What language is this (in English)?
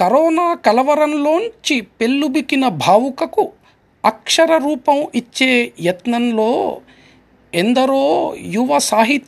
Telugu